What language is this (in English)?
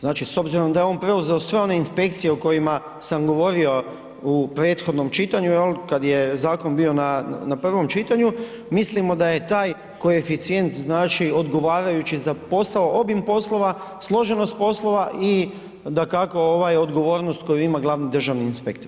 Croatian